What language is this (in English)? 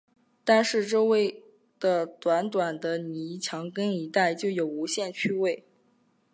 Chinese